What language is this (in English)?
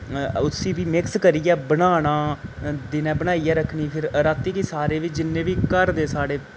Dogri